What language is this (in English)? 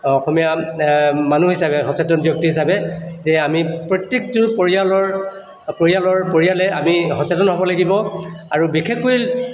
Assamese